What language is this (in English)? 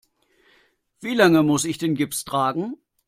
German